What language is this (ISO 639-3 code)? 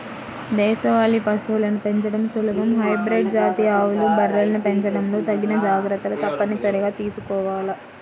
tel